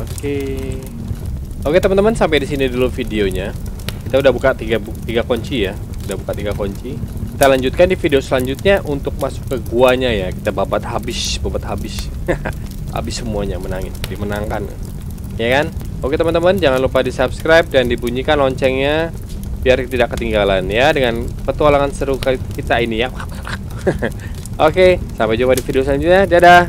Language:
Indonesian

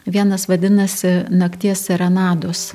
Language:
Lithuanian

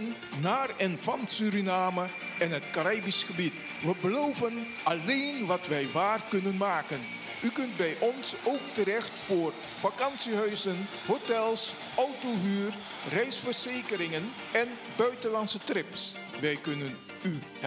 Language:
Dutch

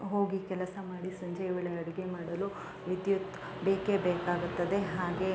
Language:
Kannada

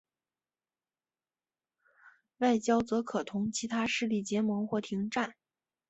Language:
Chinese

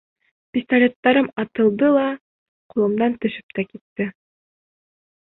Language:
Bashkir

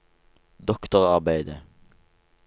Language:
Norwegian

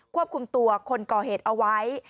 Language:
Thai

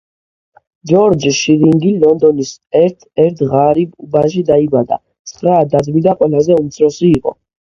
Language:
Georgian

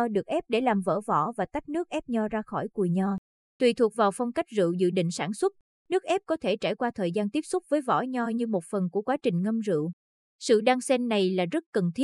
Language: Vietnamese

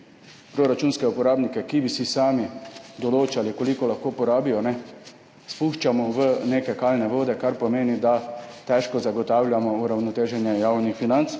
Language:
Slovenian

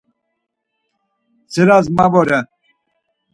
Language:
Laz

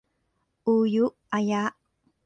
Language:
Thai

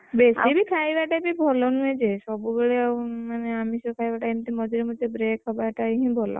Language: Odia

